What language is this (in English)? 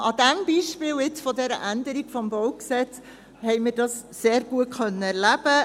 Swiss German